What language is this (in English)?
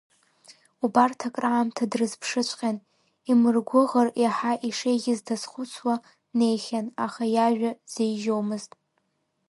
Abkhazian